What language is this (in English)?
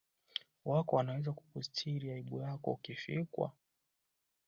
Swahili